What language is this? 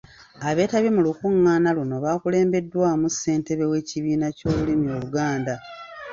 Ganda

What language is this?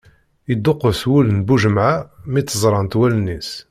Kabyle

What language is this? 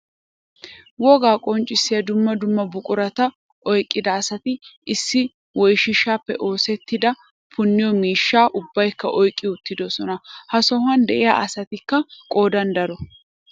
Wolaytta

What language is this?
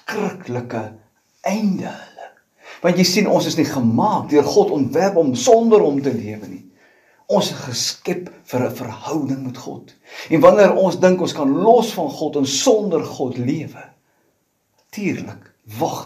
Dutch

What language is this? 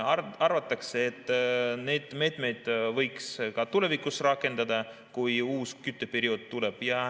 Estonian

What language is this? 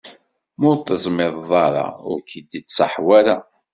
Kabyle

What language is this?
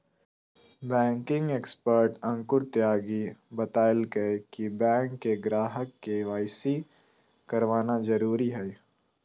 Magahi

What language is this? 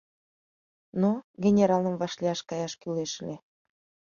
Mari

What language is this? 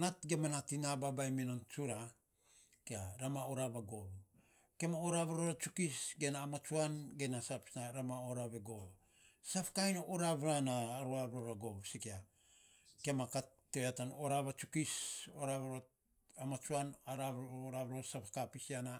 Saposa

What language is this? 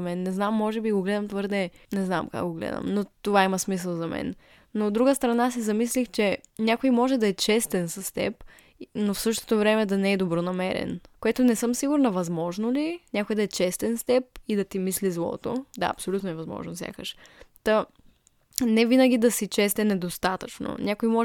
Bulgarian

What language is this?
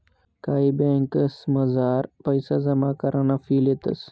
Marathi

